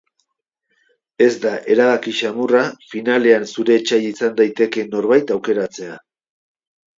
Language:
Basque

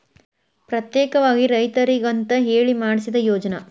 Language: Kannada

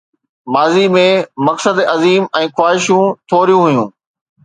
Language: Sindhi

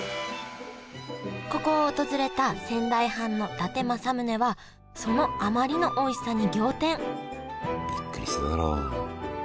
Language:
Japanese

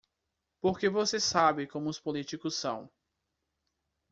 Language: Portuguese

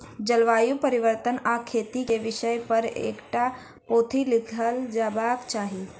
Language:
Maithili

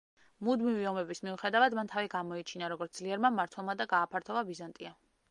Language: Georgian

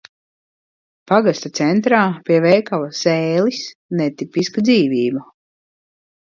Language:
Latvian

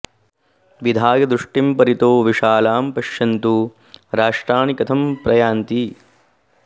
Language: Sanskrit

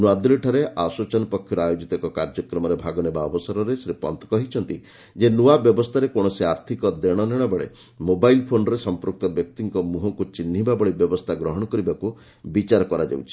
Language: Odia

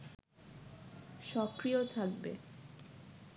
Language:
Bangla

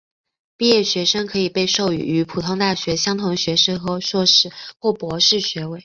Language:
Chinese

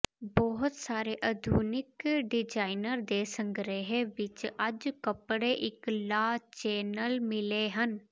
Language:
Punjabi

